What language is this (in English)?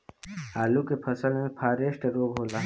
Bhojpuri